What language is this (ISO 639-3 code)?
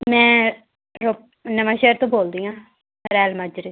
pan